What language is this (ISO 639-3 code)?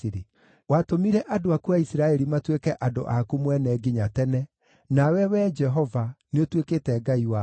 kik